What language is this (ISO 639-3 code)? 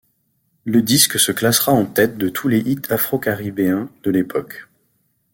fra